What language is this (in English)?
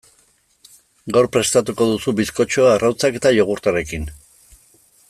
Basque